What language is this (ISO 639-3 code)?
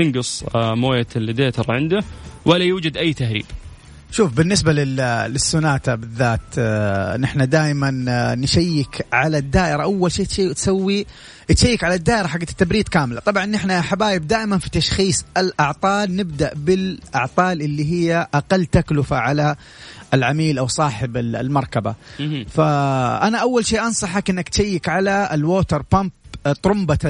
ara